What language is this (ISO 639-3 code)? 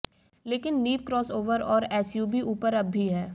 hin